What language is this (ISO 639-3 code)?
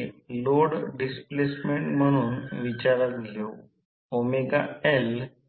mar